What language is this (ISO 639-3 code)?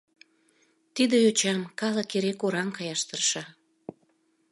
chm